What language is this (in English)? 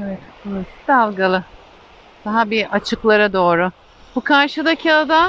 Turkish